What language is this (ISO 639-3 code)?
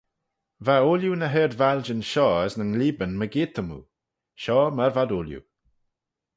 glv